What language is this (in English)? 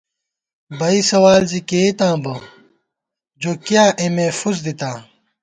Gawar-Bati